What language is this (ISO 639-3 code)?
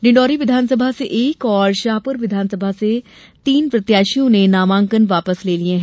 hin